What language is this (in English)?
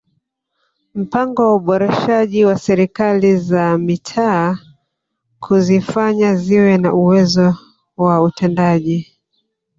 Swahili